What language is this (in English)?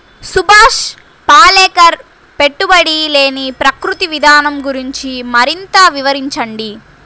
Telugu